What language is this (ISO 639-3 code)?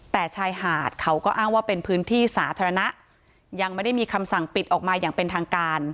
tha